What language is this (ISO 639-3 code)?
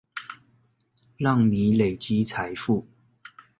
zho